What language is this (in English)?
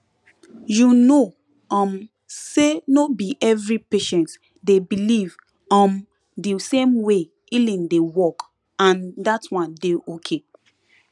Nigerian Pidgin